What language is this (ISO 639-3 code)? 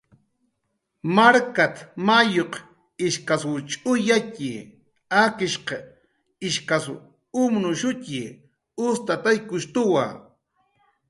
jqr